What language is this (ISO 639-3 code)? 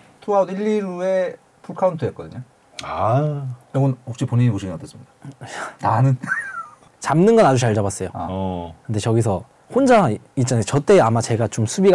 kor